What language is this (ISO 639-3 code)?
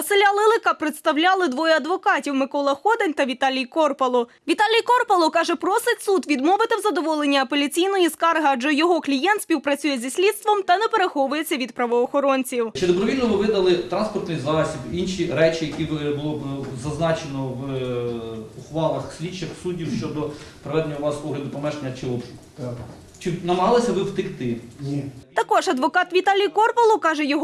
ukr